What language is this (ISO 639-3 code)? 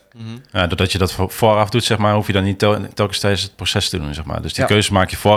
nld